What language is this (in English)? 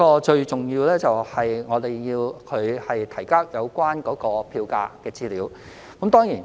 Cantonese